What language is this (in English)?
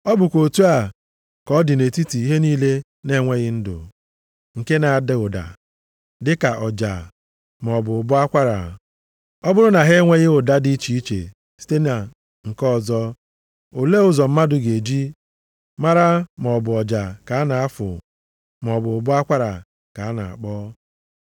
Igbo